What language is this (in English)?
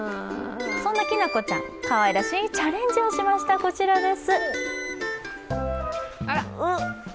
Japanese